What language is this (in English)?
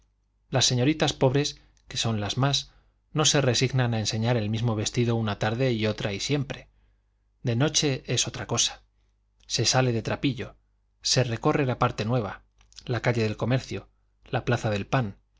Spanish